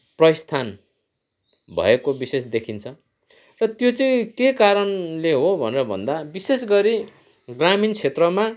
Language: Nepali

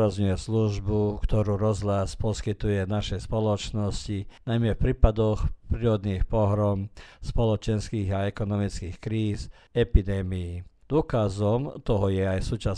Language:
Croatian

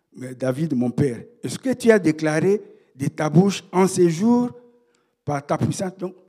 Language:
French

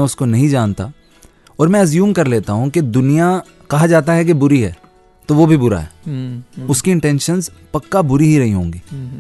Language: Hindi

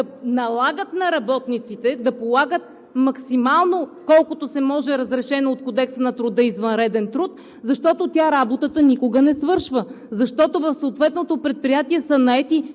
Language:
Bulgarian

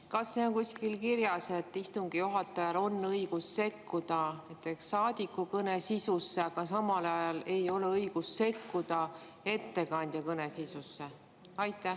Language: Estonian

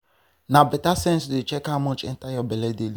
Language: Nigerian Pidgin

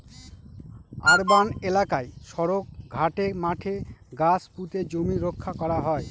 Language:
Bangla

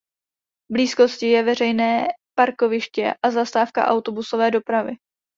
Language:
Czech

